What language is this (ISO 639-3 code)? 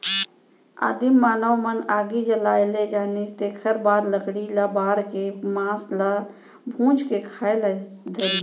hne